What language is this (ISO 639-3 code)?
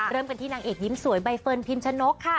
tha